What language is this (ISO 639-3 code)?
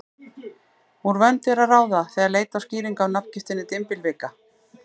isl